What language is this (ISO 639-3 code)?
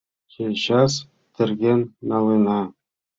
chm